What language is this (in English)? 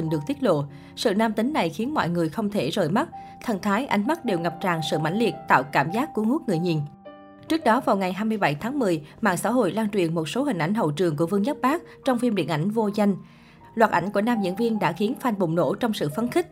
Vietnamese